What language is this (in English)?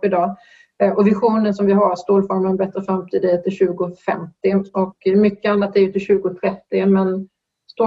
Swedish